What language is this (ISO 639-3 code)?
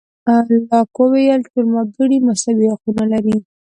pus